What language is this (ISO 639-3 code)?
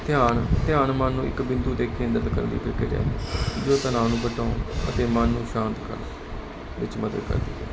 pan